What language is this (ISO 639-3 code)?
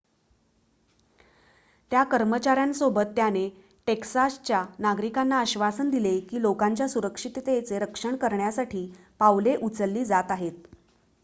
mar